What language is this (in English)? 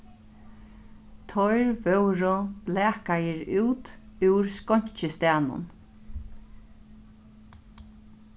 Faroese